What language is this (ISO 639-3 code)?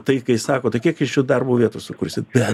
lit